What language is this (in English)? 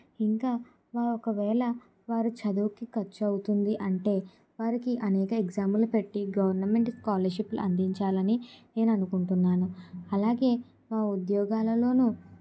Telugu